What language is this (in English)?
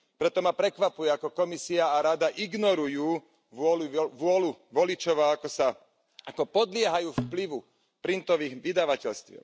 Slovak